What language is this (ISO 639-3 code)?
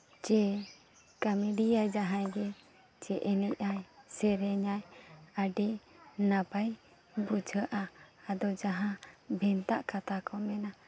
sat